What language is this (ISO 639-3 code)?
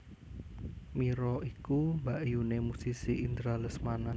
jav